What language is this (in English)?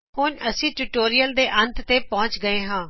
Punjabi